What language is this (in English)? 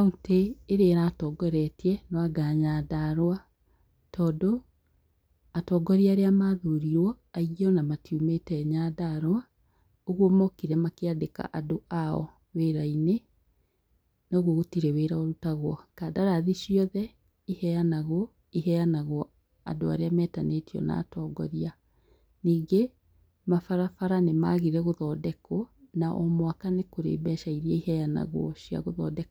Kikuyu